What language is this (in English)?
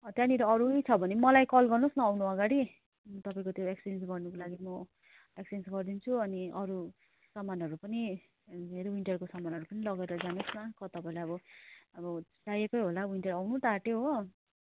Nepali